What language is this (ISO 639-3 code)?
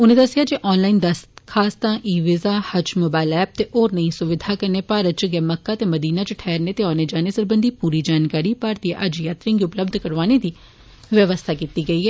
doi